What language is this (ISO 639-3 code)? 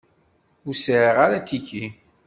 kab